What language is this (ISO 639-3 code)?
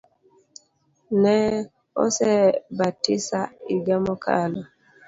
luo